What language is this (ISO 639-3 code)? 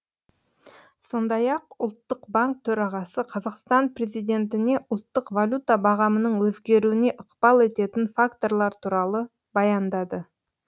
kaz